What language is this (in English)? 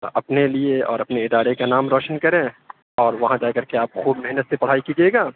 Urdu